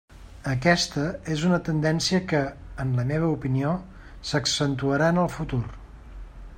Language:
Catalan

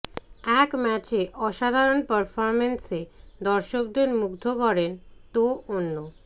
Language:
Bangla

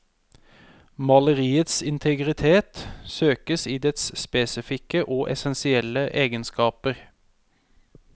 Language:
Norwegian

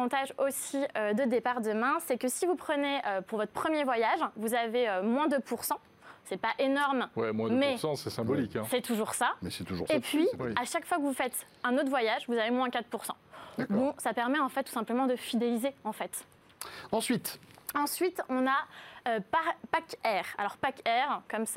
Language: French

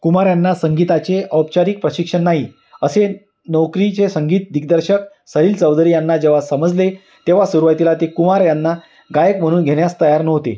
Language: Marathi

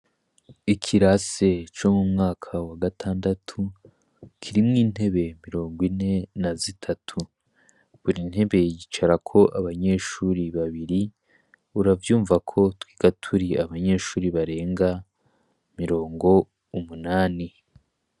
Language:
Rundi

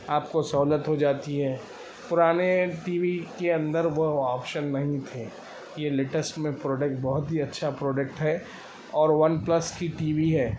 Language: Urdu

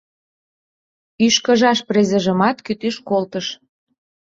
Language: Mari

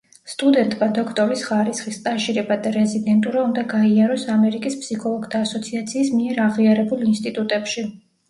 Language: Georgian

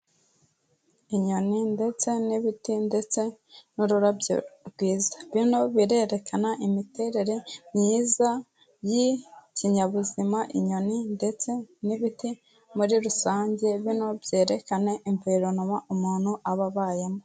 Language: Kinyarwanda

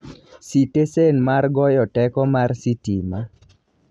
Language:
Luo (Kenya and Tanzania)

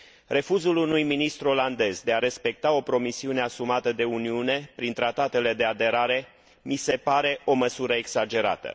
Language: Romanian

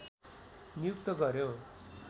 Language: Nepali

